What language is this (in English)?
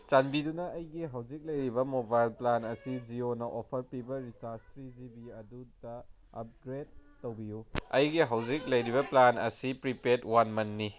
Manipuri